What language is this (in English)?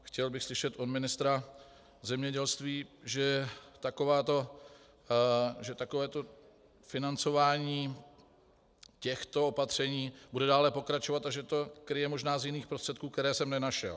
Czech